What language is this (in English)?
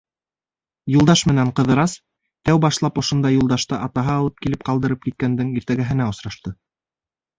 Bashkir